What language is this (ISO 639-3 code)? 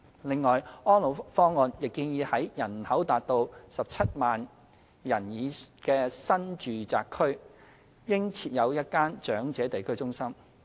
yue